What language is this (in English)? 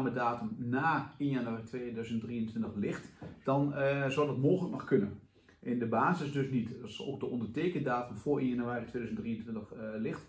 Dutch